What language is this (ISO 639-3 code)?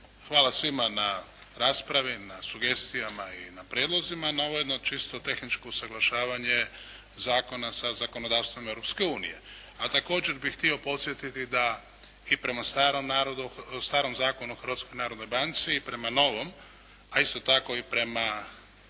hrv